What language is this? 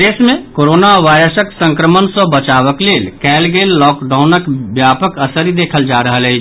Maithili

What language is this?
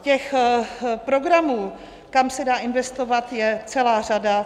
Czech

